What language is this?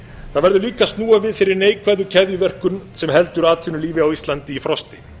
Icelandic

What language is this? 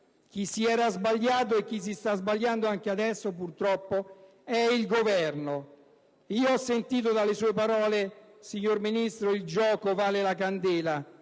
Italian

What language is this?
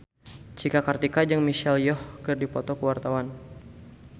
Sundanese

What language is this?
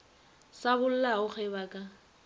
Northern Sotho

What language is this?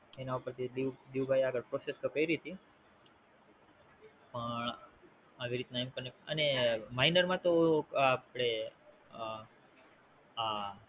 Gujarati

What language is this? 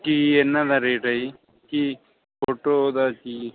Punjabi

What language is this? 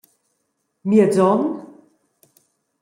Romansh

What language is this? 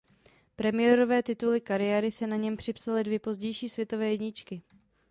Czech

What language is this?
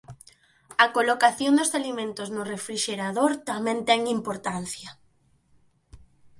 Galician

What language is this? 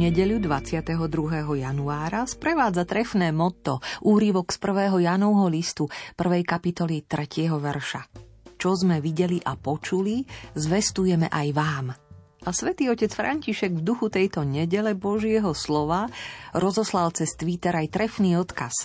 Slovak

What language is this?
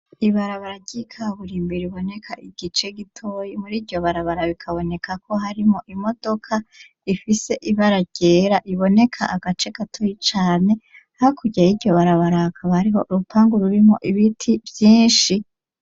Rundi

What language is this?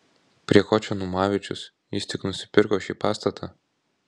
Lithuanian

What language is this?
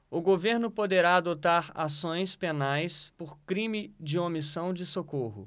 Portuguese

